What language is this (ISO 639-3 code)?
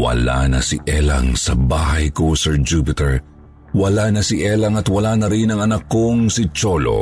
fil